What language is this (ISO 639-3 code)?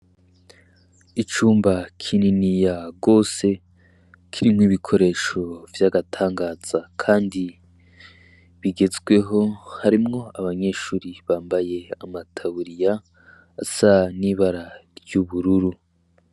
run